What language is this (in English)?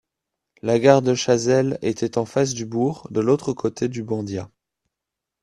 French